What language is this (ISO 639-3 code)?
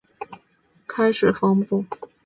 zho